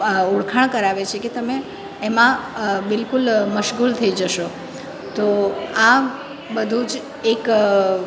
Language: Gujarati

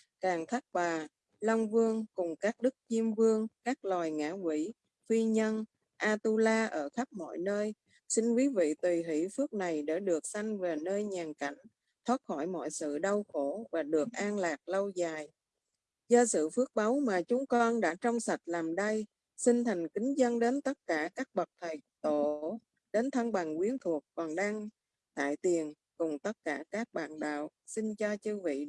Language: Vietnamese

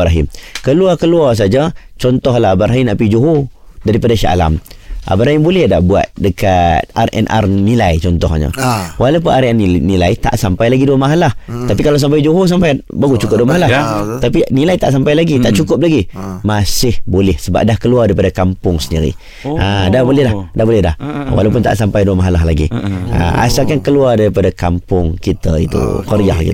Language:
Malay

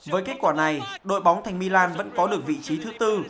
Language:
Vietnamese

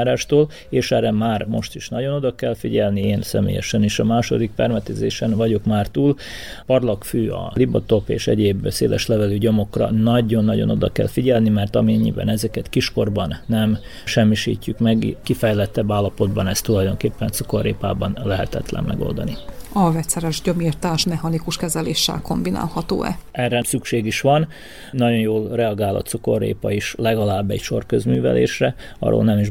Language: Hungarian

